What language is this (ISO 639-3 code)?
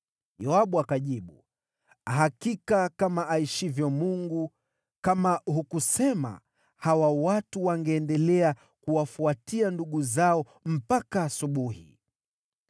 swa